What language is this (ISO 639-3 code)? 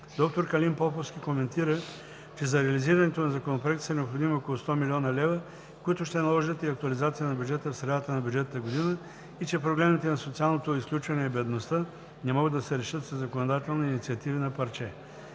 bul